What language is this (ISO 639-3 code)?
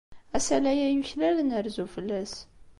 kab